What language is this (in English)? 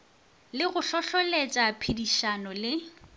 Northern Sotho